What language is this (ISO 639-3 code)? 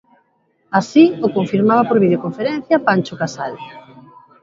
glg